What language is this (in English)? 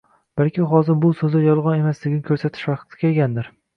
Uzbek